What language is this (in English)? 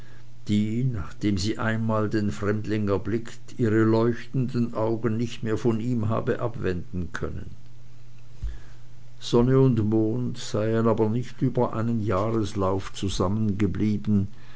German